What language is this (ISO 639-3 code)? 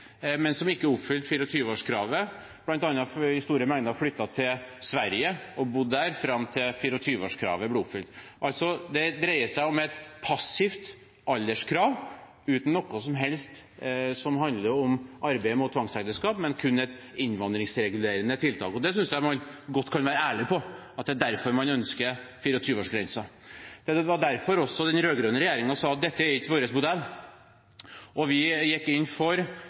nob